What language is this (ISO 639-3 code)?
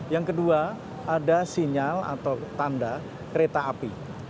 ind